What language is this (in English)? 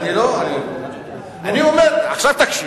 Hebrew